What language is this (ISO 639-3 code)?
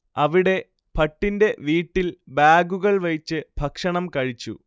mal